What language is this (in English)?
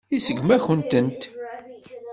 Kabyle